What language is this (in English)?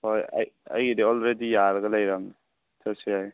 Manipuri